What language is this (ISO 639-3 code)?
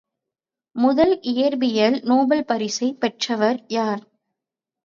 tam